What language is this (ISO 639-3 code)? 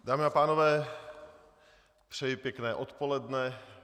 ces